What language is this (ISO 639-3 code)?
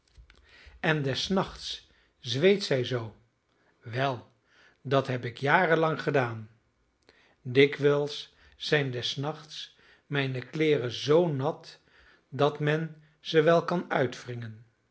nld